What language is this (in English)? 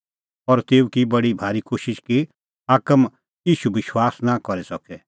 Kullu Pahari